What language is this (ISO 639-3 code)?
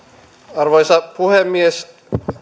fin